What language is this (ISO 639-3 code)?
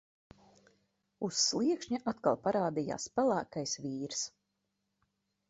lav